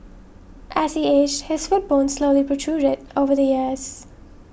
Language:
English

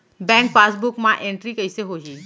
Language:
Chhattisgarhi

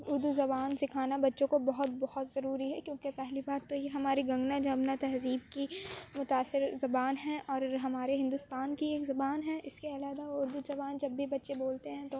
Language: Urdu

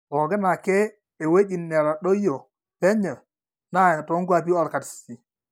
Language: Masai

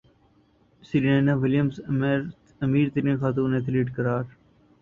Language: Urdu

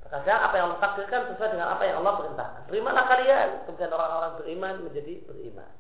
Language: Indonesian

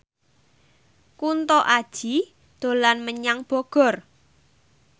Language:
Javanese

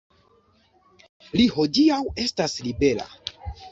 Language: Esperanto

